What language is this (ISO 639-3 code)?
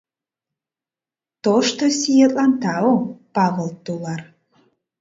chm